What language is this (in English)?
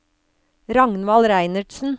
Norwegian